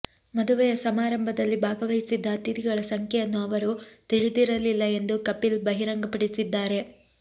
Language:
Kannada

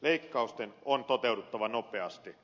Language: Finnish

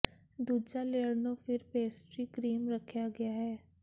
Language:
Punjabi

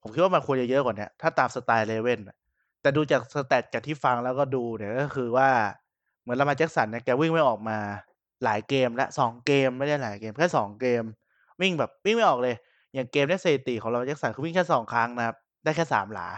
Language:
Thai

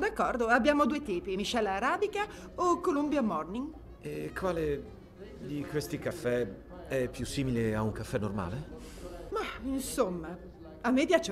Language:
Italian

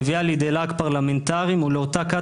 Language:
Hebrew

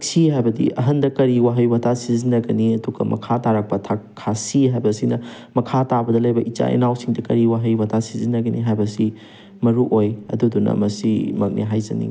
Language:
Manipuri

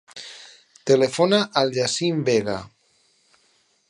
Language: Catalan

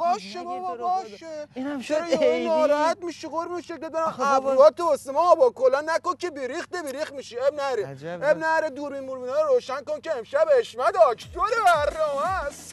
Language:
Persian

